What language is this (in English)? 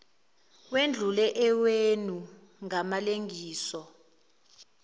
Zulu